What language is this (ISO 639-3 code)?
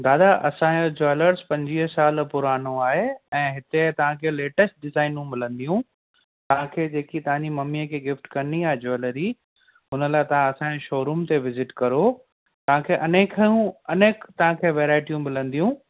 snd